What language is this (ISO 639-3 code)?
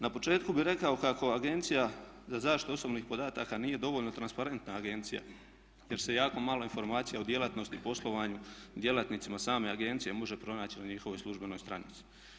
hrv